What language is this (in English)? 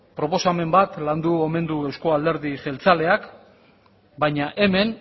Basque